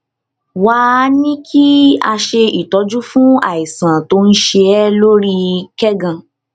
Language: Yoruba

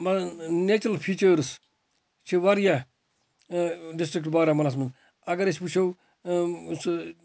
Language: Kashmiri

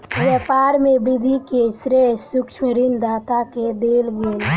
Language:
Maithili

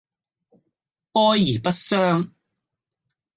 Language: Cantonese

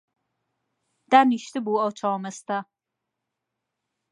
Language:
Central Kurdish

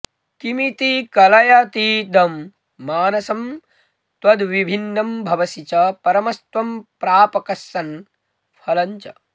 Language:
Sanskrit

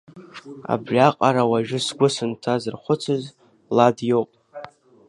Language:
Abkhazian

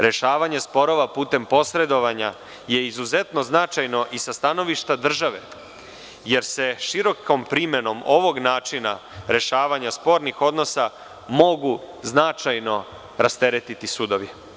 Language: Serbian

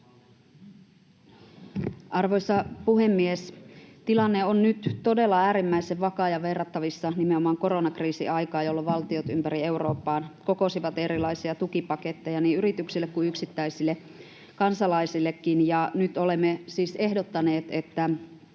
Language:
Finnish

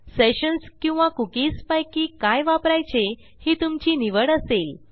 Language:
Marathi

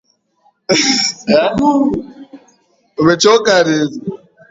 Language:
Swahili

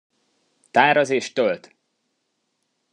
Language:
Hungarian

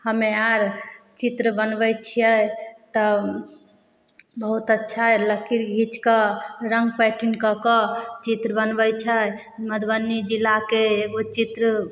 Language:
Maithili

